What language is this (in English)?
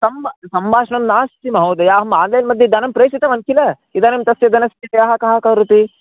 Sanskrit